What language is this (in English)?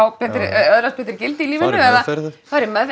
Icelandic